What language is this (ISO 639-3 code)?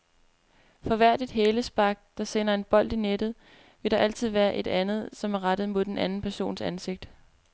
dan